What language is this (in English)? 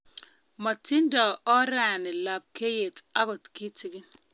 Kalenjin